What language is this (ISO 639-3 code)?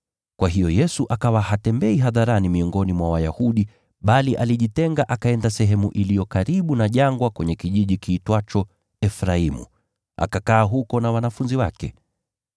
swa